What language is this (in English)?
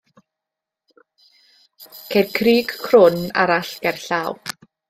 Welsh